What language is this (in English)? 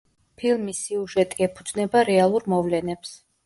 Georgian